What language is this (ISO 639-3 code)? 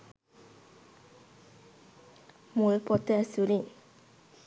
sin